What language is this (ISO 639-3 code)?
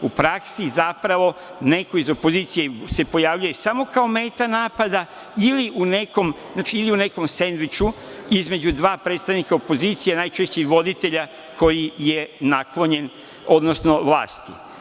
srp